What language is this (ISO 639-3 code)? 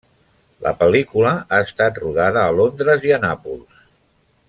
cat